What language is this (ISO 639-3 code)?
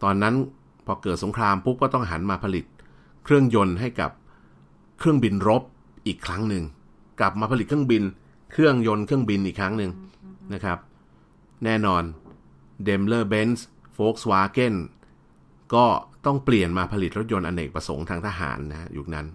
tha